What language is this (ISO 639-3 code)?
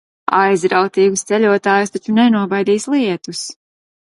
lav